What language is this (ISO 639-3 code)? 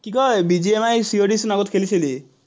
asm